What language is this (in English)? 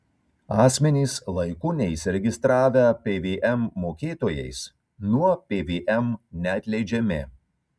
Lithuanian